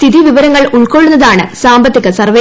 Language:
Malayalam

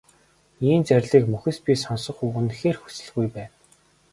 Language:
Mongolian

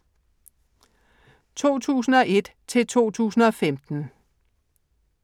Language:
Danish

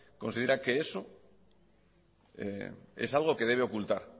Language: Spanish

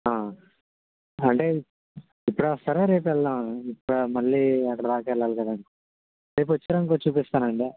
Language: Telugu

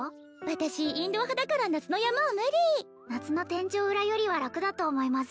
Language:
Japanese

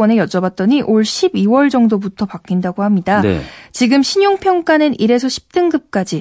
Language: Korean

